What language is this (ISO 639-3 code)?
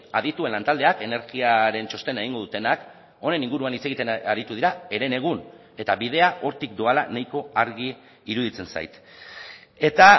eus